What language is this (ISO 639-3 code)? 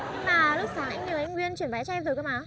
vie